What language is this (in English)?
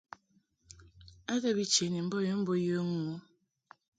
Mungaka